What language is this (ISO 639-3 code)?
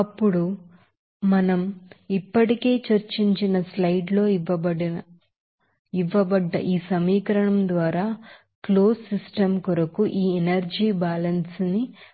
tel